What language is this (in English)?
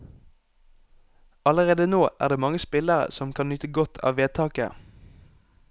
Norwegian